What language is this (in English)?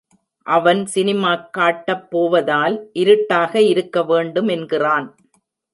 Tamil